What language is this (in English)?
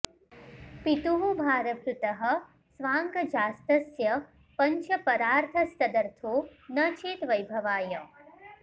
Sanskrit